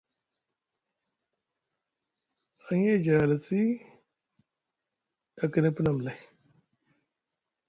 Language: Musgu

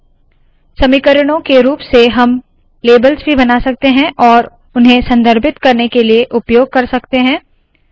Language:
Hindi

